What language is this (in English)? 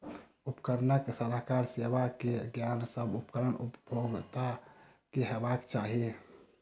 Maithili